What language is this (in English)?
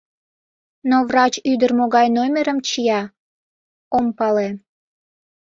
Mari